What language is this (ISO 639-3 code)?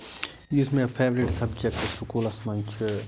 kas